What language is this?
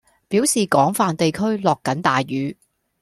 Cantonese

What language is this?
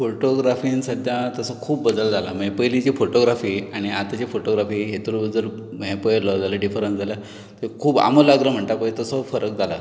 Konkani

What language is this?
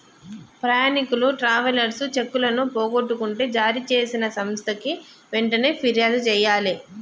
Telugu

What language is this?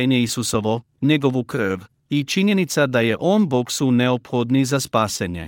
Croatian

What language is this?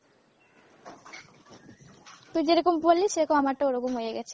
Bangla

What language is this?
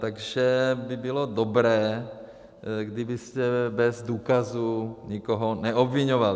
Czech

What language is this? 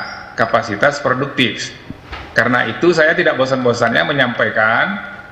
Indonesian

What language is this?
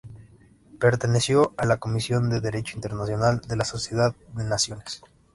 Spanish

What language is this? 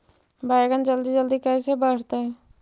Magahi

